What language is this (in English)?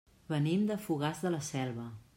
Catalan